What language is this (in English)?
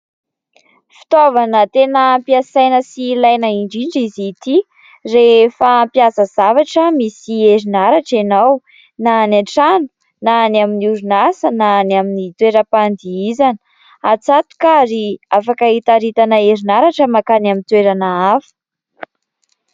Malagasy